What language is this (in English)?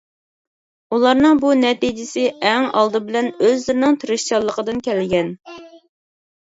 Uyghur